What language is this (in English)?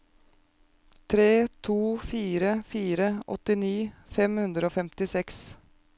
Norwegian